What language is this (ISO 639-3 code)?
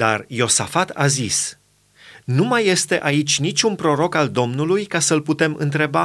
ron